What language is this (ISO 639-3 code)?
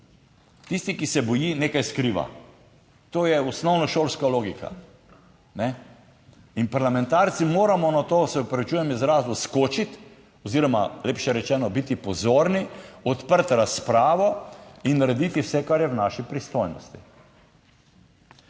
slv